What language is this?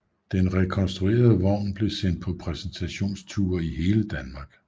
Danish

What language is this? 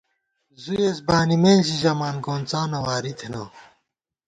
Gawar-Bati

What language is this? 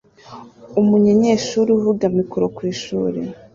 Kinyarwanda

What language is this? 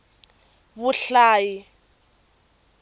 Tsonga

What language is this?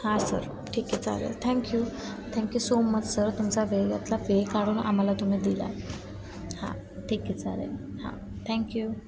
Marathi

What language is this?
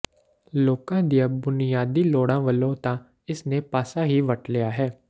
Punjabi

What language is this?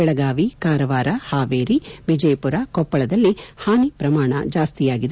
Kannada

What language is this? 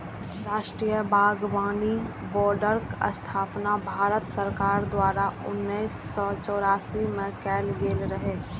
Maithili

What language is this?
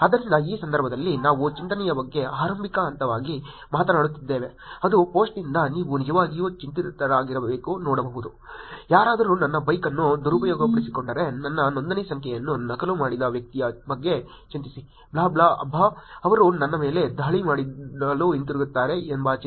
Kannada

